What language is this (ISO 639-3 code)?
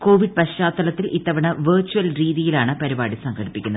mal